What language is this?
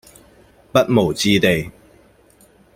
Cantonese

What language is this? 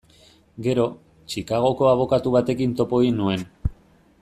Basque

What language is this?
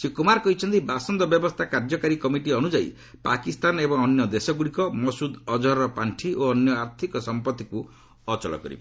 Odia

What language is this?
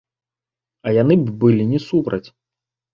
Belarusian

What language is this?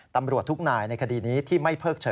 Thai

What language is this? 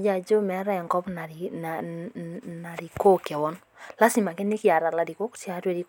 Masai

